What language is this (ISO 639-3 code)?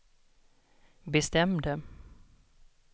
swe